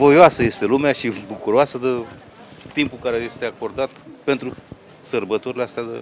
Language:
Romanian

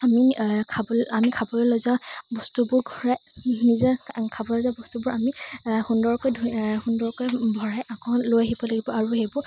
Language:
Assamese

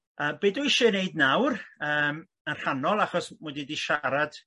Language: Welsh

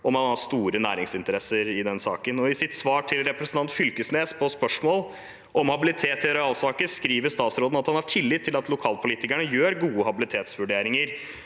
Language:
Norwegian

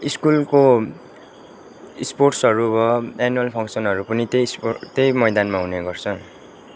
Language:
Nepali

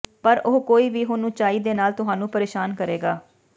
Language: Punjabi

